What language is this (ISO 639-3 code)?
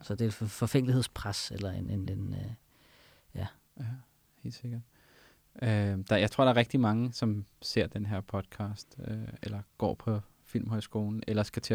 dan